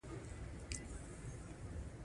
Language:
Pashto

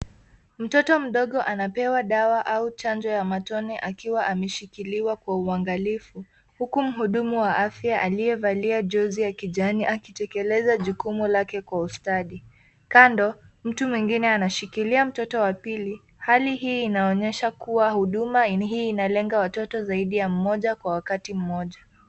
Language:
Swahili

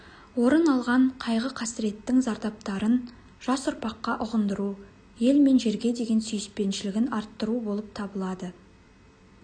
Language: Kazakh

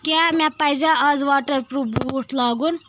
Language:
Kashmiri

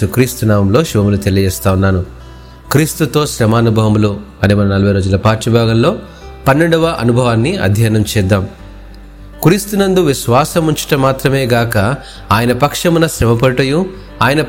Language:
Telugu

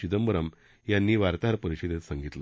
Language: Marathi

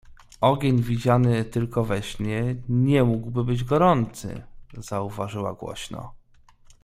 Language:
Polish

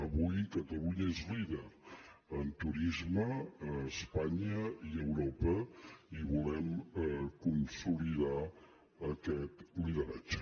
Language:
Catalan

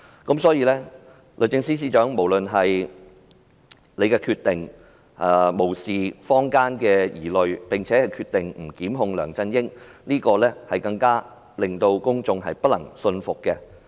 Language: Cantonese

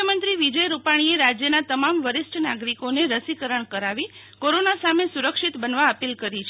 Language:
Gujarati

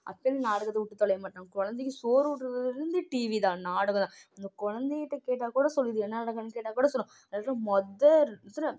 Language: Tamil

